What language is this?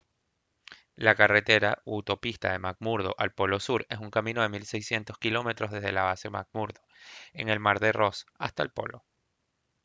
Spanish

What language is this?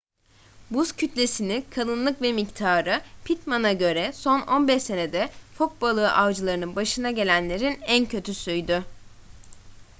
Turkish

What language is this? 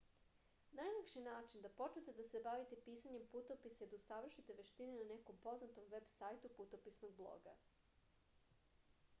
Serbian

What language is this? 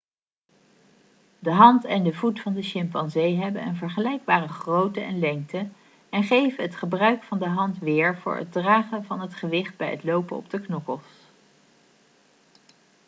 Dutch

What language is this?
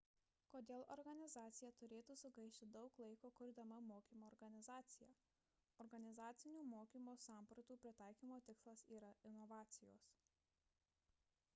Lithuanian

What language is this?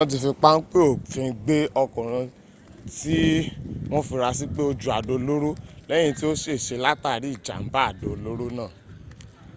Yoruba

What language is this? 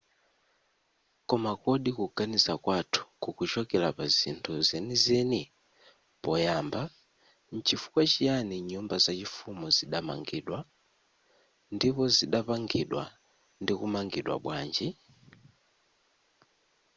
Nyanja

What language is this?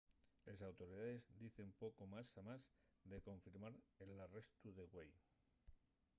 Asturian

